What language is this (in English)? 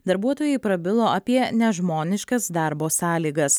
Lithuanian